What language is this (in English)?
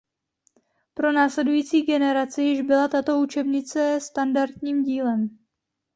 Czech